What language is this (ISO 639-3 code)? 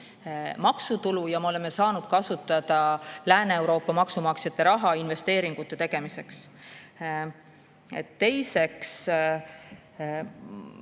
est